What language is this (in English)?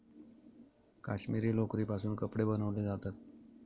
Marathi